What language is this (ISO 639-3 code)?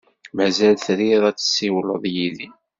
kab